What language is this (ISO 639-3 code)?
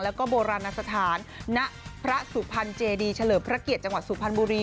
tha